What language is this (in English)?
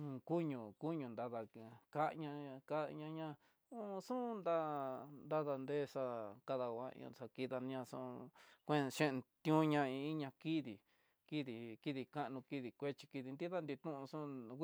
Tidaá Mixtec